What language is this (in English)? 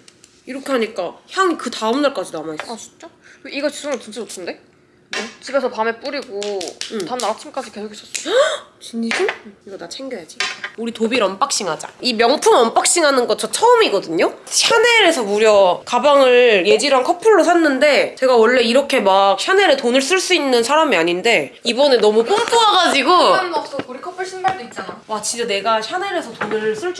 Korean